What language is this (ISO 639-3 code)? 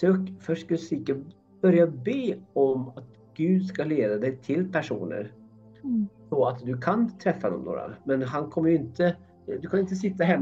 swe